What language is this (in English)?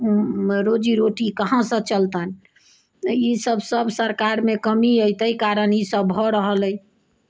Maithili